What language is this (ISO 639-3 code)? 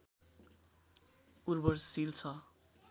nep